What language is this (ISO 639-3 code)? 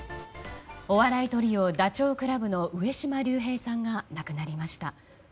jpn